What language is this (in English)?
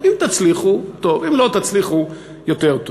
Hebrew